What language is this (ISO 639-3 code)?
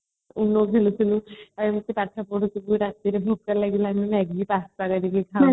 ori